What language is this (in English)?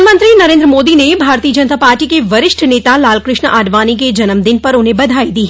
Hindi